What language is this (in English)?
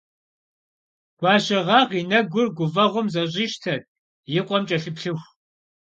Kabardian